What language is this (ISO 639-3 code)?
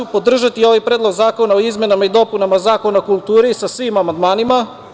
srp